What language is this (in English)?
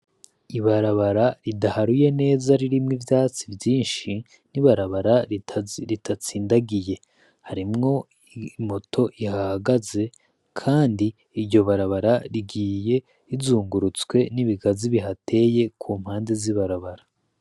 Rundi